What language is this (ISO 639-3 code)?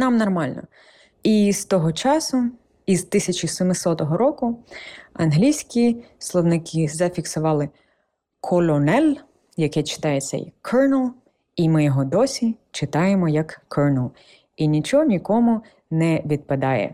ukr